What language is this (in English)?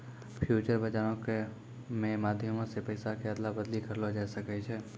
Maithili